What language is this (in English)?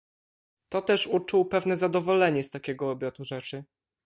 Polish